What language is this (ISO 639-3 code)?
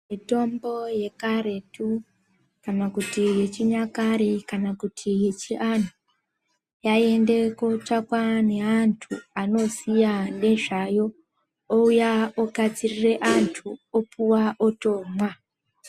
ndc